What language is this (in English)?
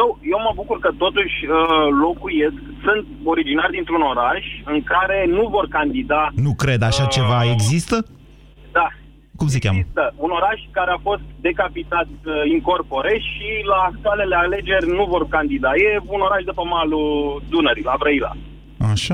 Romanian